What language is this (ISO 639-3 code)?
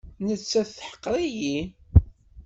kab